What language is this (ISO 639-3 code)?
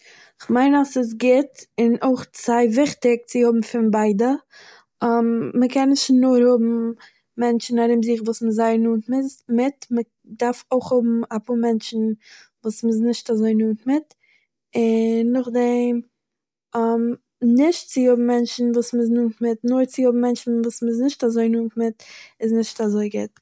yid